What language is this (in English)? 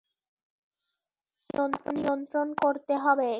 Bangla